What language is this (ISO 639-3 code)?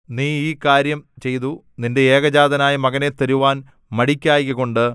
mal